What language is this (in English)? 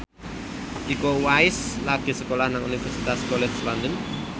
Javanese